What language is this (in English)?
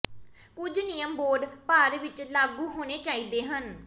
Punjabi